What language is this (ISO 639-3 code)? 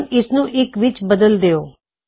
pan